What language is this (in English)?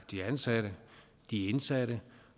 Danish